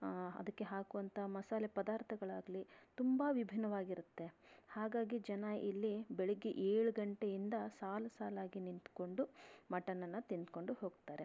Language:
Kannada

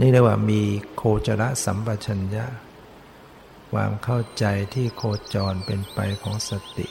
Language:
Thai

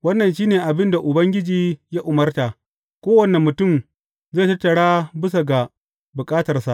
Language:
Hausa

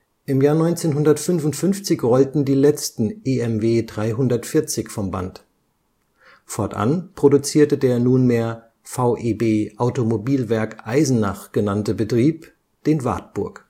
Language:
German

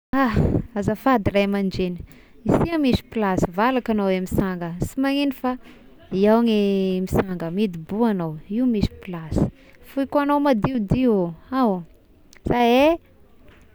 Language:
Tesaka Malagasy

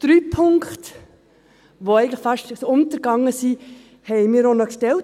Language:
Swiss German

